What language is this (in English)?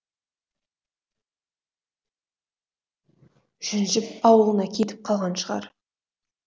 Kazakh